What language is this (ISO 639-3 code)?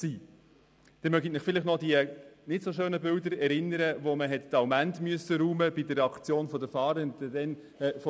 gsw